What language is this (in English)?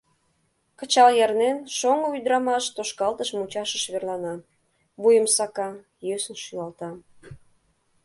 Mari